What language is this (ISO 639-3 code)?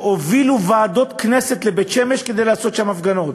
heb